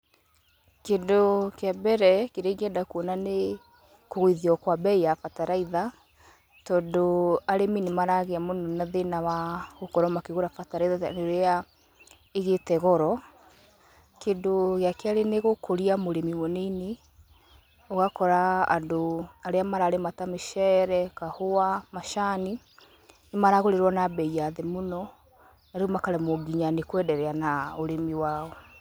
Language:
Kikuyu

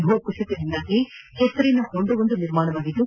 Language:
Kannada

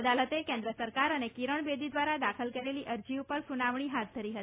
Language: Gujarati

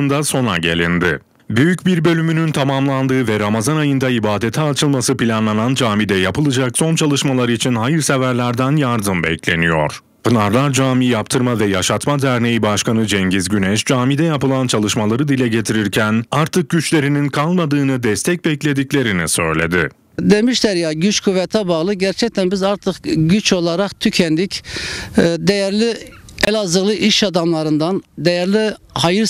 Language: Turkish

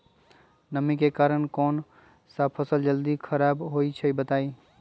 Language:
Magahi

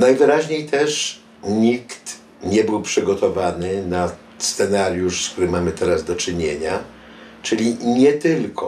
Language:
Polish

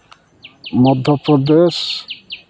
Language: Santali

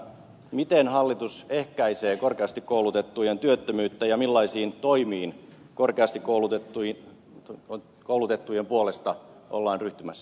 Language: Finnish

